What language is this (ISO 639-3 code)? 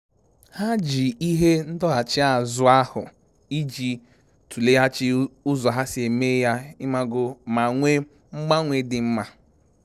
ibo